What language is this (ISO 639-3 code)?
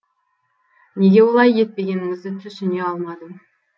kaz